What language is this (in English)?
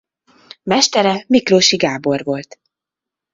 Hungarian